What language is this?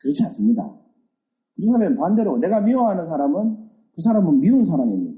Korean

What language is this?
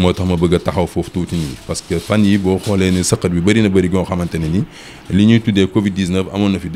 French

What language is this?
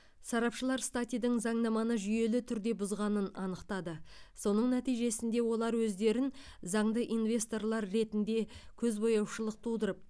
Kazakh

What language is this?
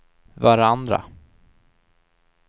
Swedish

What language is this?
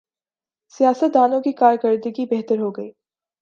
Urdu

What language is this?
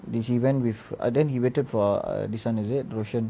English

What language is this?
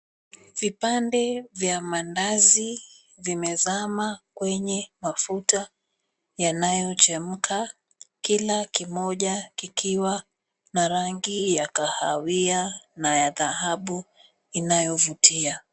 Swahili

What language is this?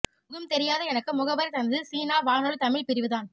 Tamil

